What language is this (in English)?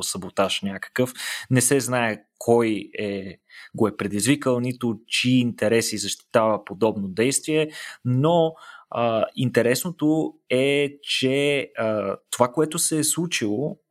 Bulgarian